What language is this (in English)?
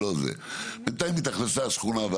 Hebrew